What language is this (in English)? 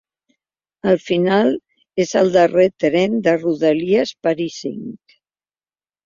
Catalan